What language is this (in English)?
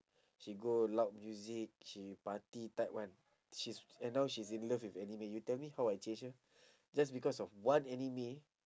English